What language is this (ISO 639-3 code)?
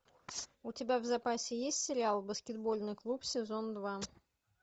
rus